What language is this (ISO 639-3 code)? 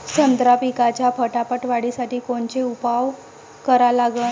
mar